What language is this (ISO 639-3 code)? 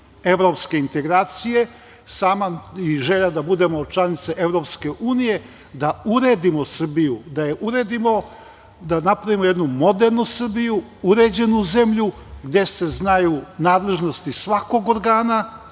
srp